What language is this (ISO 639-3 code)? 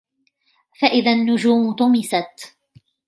ara